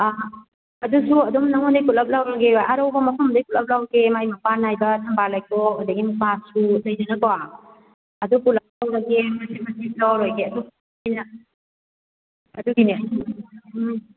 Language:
Manipuri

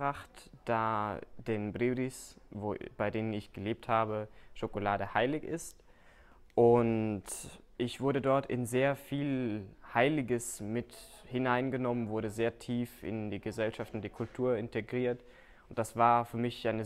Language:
German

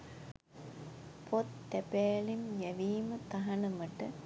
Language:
Sinhala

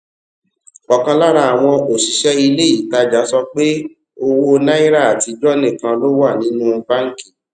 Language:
Yoruba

